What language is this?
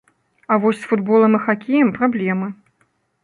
Belarusian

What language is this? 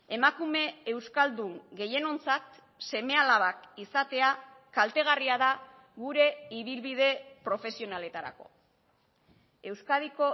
Basque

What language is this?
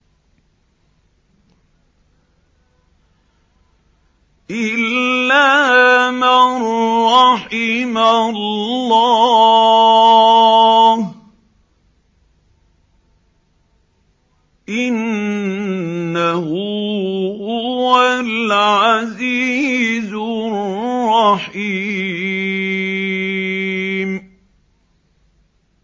Arabic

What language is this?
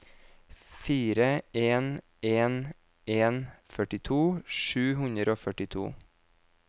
Norwegian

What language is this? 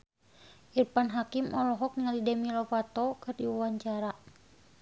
Sundanese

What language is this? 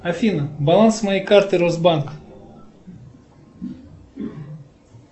Russian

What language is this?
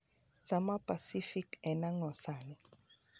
Luo (Kenya and Tanzania)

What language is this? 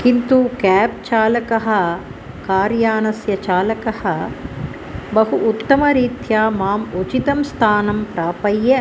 Sanskrit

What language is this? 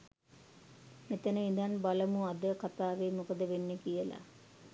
Sinhala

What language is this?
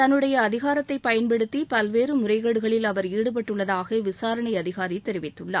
Tamil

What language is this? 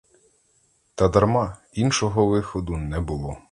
Ukrainian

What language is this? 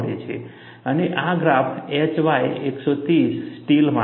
Gujarati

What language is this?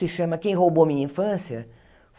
Portuguese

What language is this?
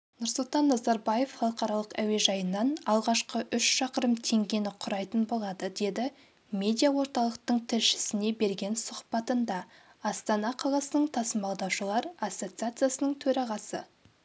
Kazakh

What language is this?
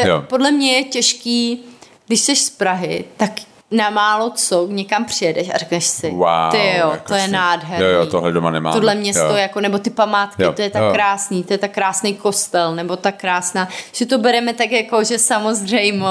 Czech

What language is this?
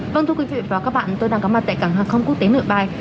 Vietnamese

